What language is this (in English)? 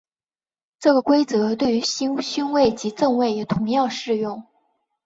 Chinese